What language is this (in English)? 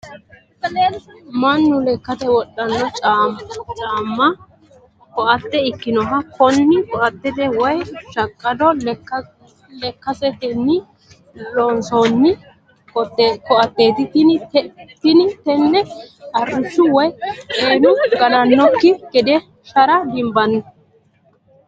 Sidamo